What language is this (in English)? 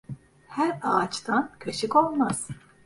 Turkish